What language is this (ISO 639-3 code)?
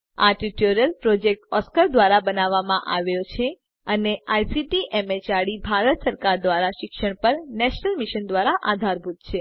guj